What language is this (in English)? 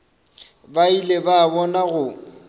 Northern Sotho